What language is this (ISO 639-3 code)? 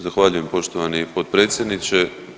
hrv